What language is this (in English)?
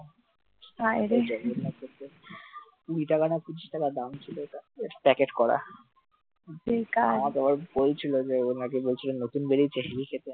Bangla